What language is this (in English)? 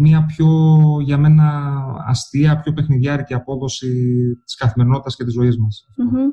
Greek